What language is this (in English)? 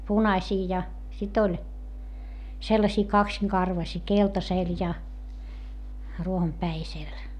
Finnish